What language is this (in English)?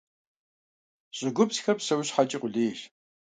Kabardian